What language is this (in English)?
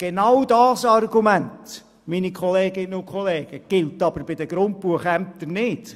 Swiss German